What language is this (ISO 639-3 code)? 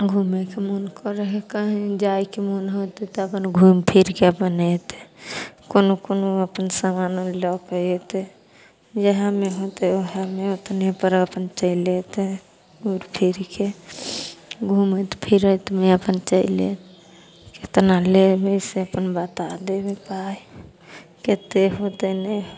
mai